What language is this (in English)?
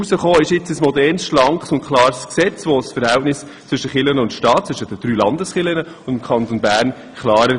Swiss German